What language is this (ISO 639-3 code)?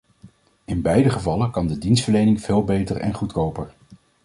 nld